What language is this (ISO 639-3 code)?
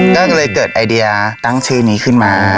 tha